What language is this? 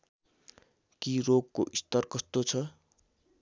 Nepali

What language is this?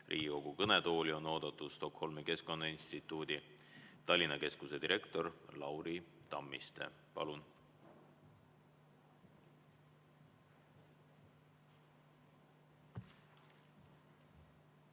Estonian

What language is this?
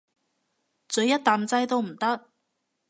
Cantonese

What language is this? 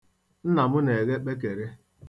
Igbo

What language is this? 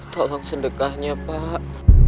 Indonesian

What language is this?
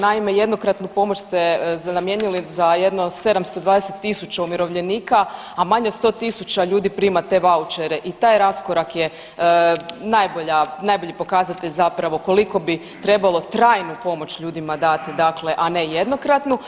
Croatian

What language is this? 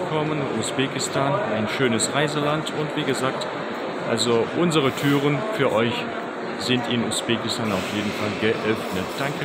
German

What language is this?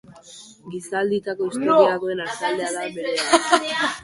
Basque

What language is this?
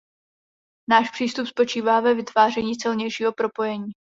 Czech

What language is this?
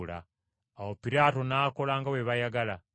Ganda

